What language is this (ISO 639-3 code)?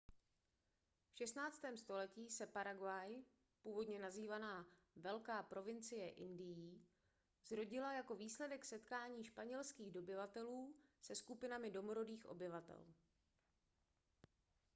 ces